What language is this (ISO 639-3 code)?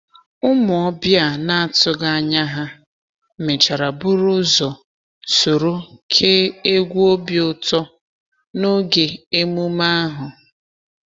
ibo